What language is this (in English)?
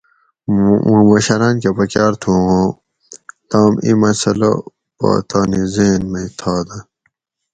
Gawri